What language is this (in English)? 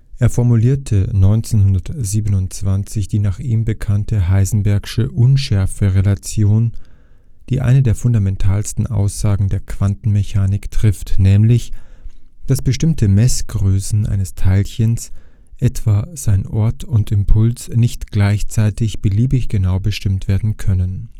German